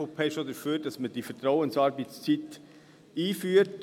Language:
Swiss German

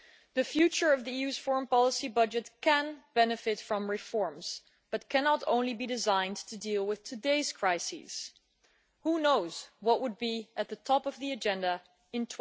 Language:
English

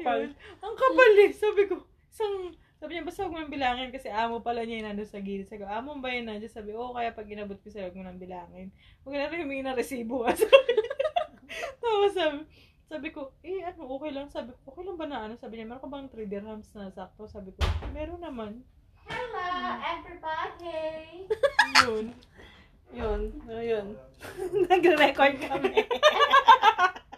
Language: Filipino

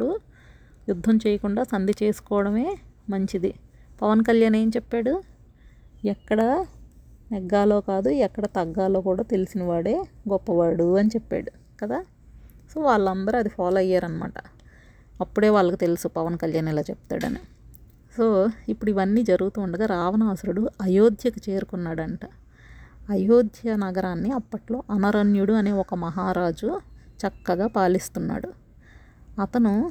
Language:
Telugu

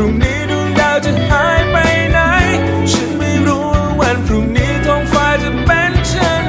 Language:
Thai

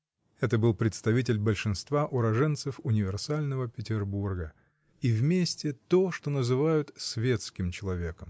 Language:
Russian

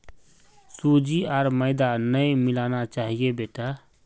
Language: Magahi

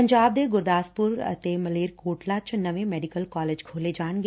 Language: Punjabi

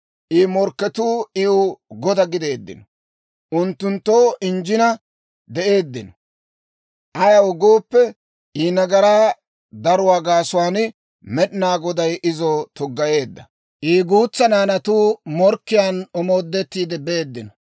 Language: Dawro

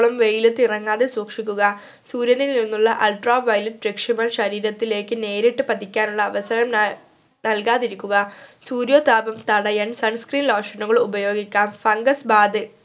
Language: Malayalam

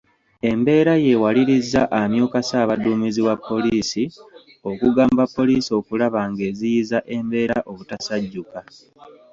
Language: Ganda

